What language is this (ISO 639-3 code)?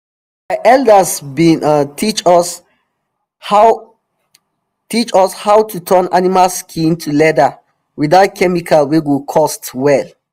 pcm